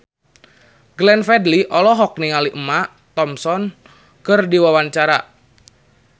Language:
Sundanese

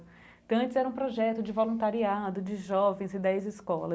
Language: Portuguese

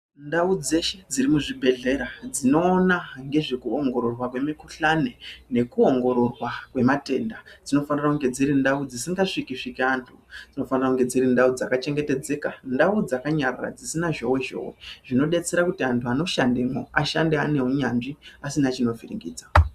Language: Ndau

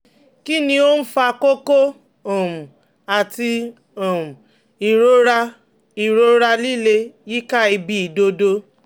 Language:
Yoruba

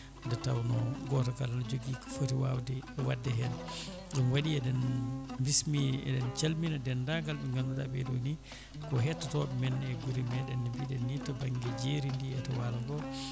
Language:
Fula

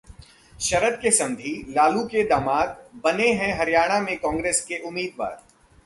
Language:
Hindi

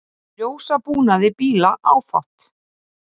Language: Icelandic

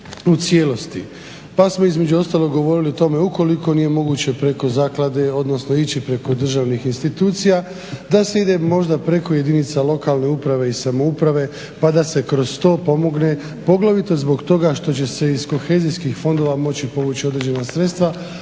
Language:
Croatian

